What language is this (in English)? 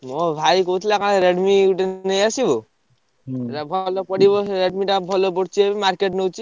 Odia